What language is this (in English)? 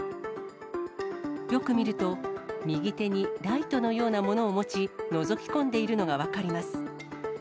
Japanese